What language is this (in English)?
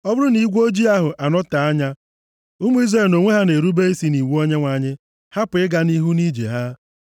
Igbo